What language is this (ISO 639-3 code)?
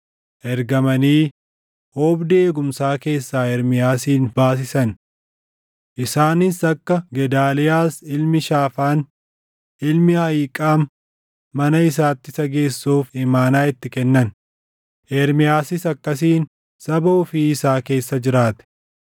orm